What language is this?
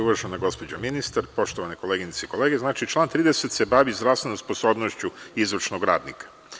Serbian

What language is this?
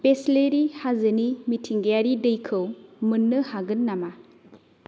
Bodo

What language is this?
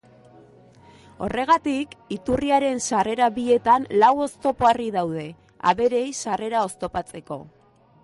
Basque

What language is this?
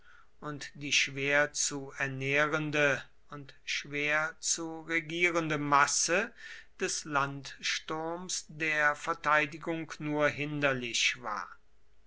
German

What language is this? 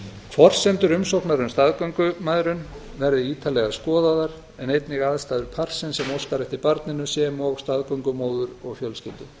Icelandic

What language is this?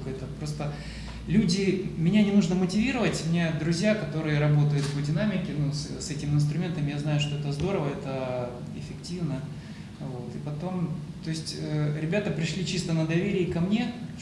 Russian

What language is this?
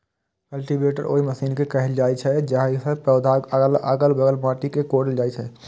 Maithili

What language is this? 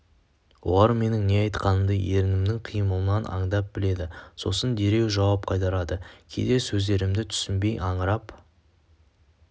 Kazakh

